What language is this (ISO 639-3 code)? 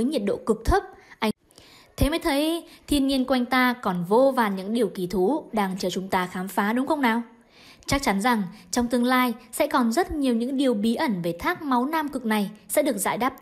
vie